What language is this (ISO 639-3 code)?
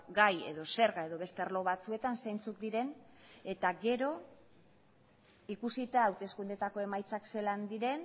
eus